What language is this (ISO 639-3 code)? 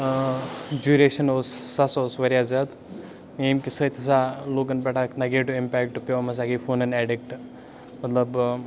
kas